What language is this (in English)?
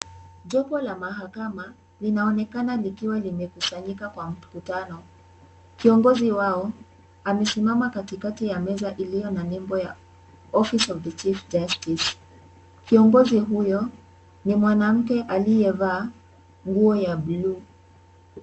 Swahili